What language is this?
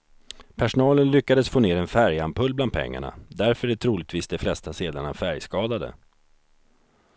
Swedish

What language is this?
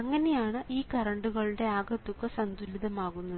Malayalam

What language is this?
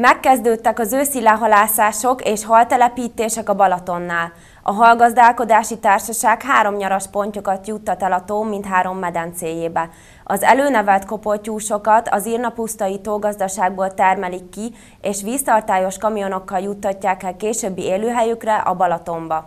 Hungarian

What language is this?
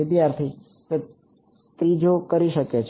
Gujarati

